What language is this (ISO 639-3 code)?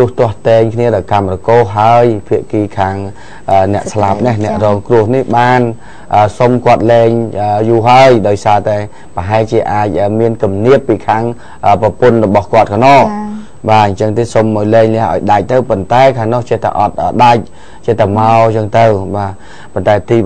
vie